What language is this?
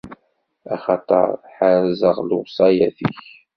Kabyle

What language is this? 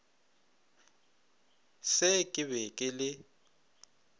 Northern Sotho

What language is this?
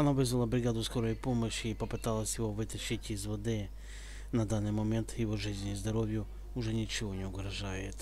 Russian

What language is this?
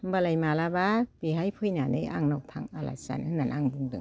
Bodo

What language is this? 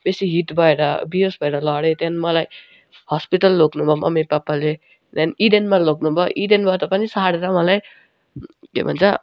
Nepali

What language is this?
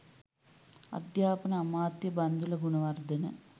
Sinhala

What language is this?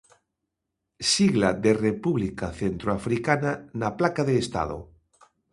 Galician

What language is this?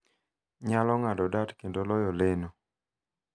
Luo (Kenya and Tanzania)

